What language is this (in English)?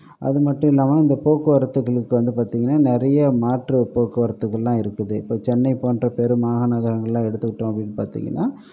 Tamil